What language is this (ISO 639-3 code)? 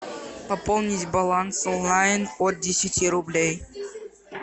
rus